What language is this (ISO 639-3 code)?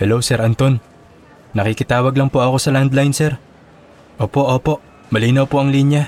fil